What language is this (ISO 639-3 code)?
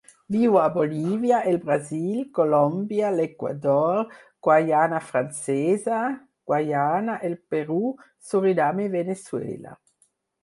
cat